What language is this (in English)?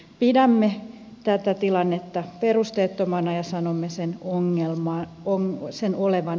Finnish